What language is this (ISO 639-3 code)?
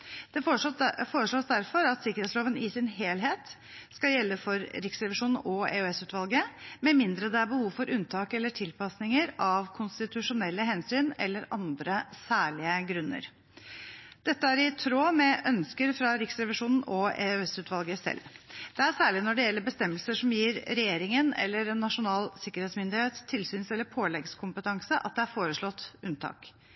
nob